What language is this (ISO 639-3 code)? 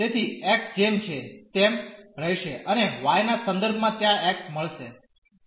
guj